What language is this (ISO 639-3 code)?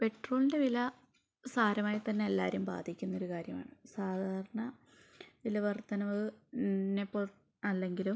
mal